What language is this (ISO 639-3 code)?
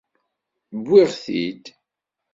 kab